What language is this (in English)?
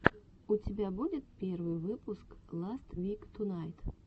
Russian